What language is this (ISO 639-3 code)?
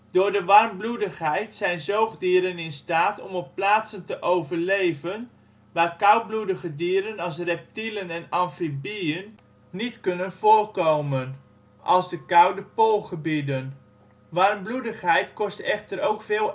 nld